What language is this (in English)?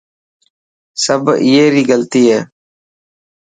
Dhatki